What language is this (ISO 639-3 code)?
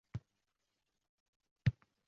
uzb